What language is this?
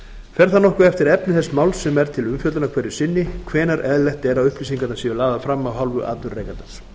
Icelandic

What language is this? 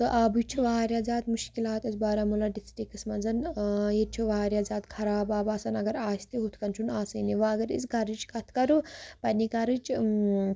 Kashmiri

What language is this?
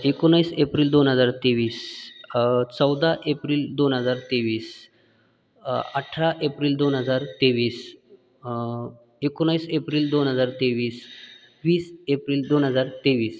Marathi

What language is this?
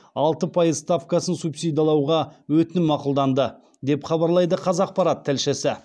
Kazakh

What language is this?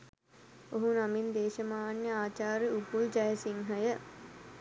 Sinhala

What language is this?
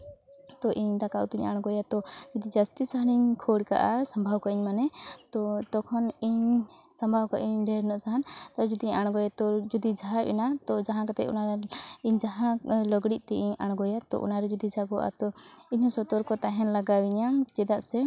Santali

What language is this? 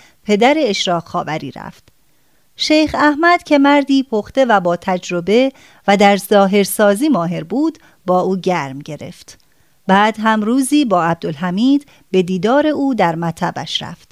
Persian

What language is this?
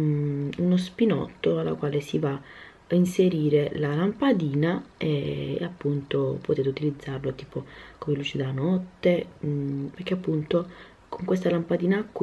Italian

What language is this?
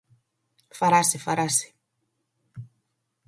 Galician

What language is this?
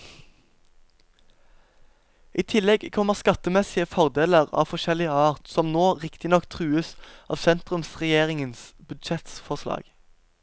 Norwegian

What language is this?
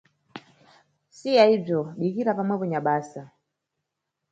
Nyungwe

